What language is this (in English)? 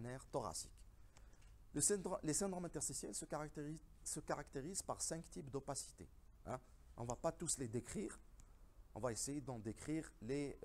French